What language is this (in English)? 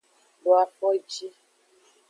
Aja (Benin)